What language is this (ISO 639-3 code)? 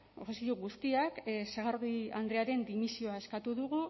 eus